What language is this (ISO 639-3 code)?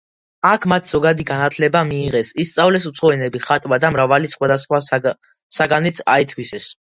kat